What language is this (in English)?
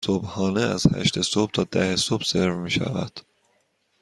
Persian